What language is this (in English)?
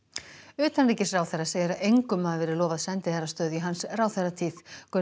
Icelandic